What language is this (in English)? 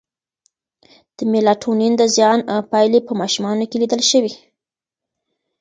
Pashto